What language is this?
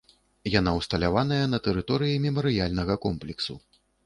Belarusian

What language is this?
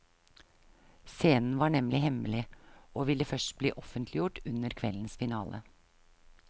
Norwegian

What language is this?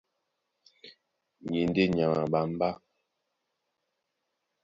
Duala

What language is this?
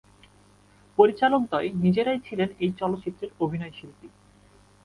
Bangla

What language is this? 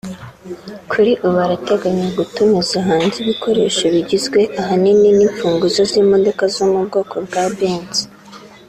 Kinyarwanda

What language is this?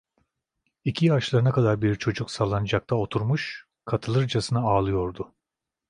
Turkish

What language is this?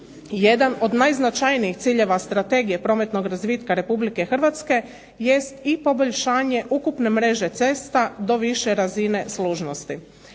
Croatian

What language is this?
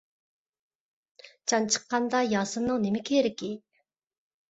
Uyghur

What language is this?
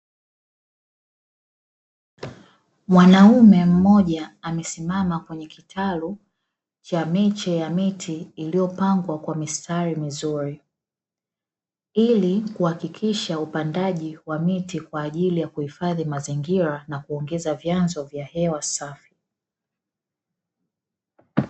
Swahili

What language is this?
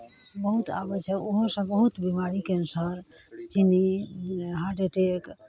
Maithili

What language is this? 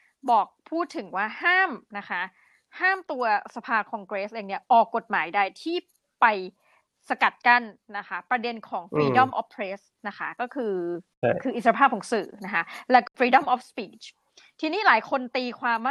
Thai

